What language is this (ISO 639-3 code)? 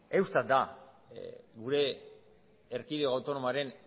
eus